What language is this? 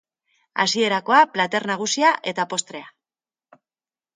Basque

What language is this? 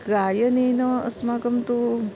Sanskrit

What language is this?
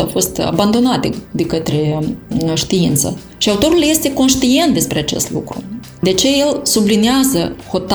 Romanian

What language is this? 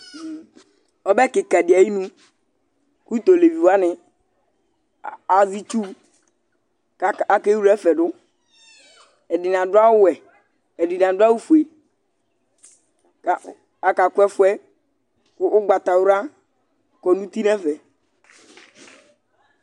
Ikposo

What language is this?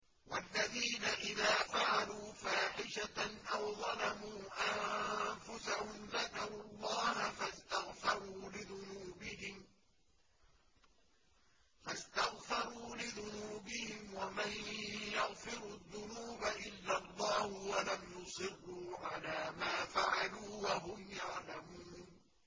Arabic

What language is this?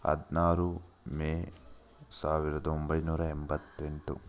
Kannada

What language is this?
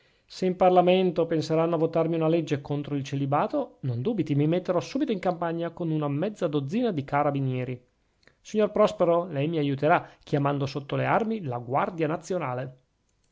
Italian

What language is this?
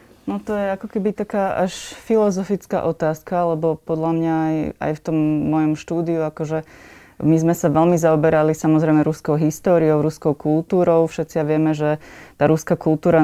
Slovak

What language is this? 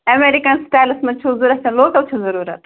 Kashmiri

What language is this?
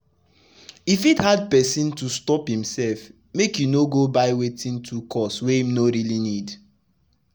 Nigerian Pidgin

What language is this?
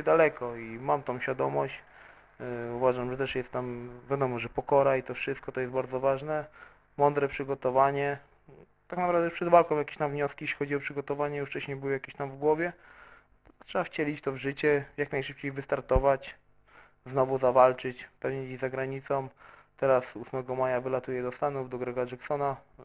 Polish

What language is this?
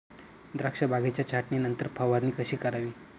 Marathi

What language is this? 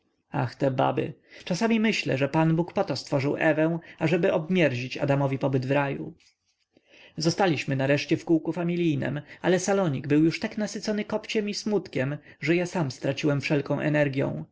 Polish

